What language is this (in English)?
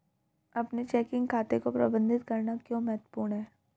Hindi